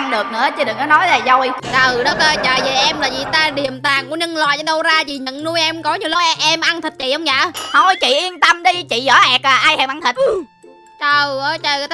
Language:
Vietnamese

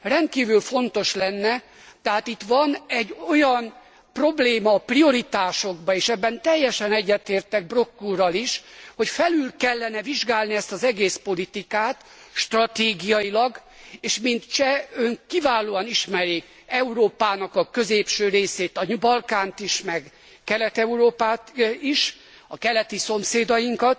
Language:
Hungarian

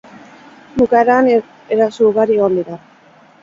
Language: Basque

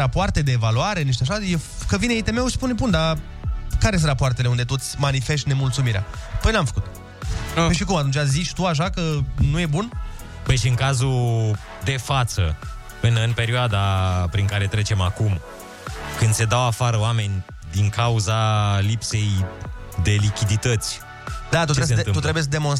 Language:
Romanian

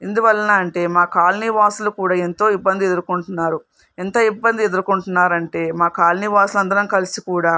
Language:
Telugu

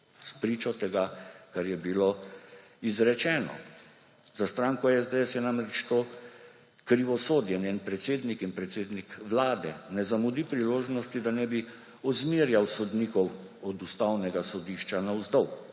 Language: Slovenian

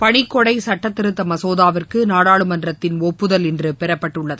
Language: Tamil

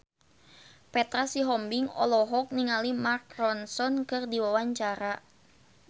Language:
Sundanese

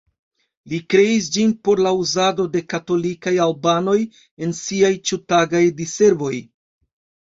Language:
Esperanto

